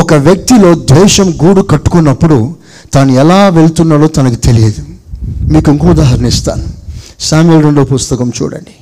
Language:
Telugu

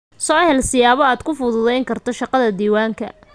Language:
Somali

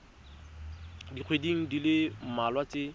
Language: Tswana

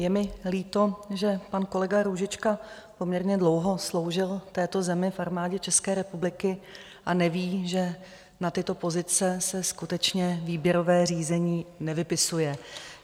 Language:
Czech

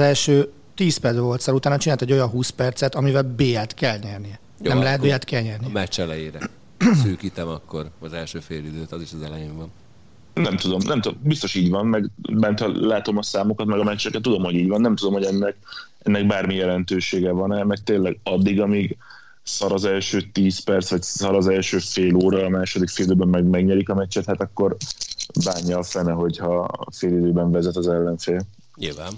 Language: Hungarian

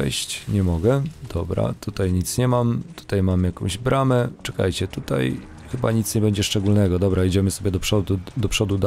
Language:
Polish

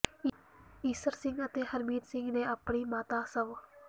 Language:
Punjabi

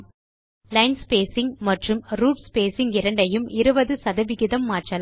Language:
Tamil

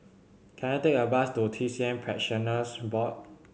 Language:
English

